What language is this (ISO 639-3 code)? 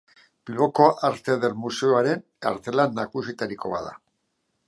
eus